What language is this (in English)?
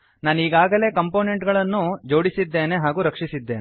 Kannada